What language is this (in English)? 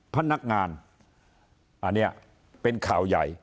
Thai